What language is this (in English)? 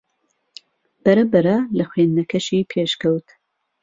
Central Kurdish